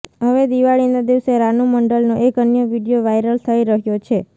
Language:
Gujarati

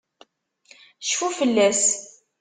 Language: Kabyle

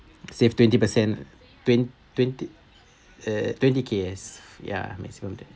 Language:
English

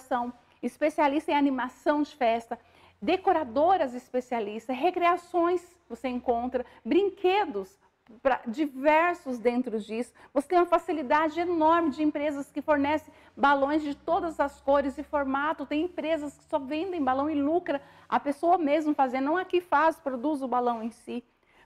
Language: Portuguese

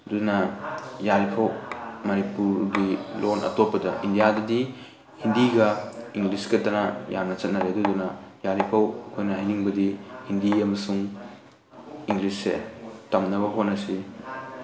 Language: Manipuri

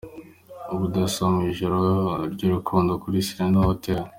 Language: Kinyarwanda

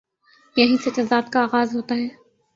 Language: Urdu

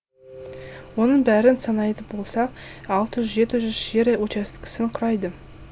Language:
Kazakh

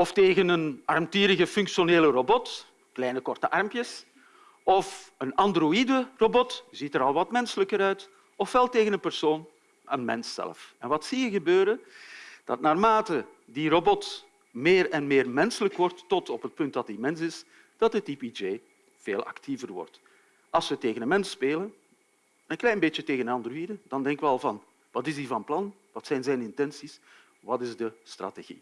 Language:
Dutch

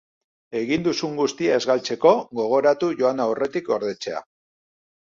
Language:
Basque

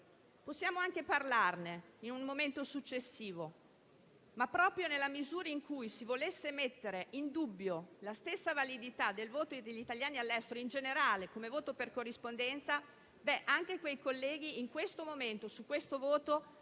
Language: Italian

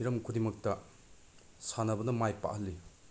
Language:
Manipuri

